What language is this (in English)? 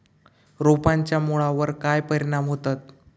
Marathi